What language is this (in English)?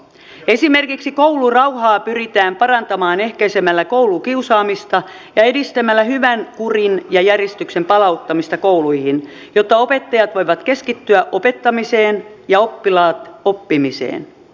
Finnish